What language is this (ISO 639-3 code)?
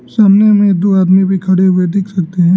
hin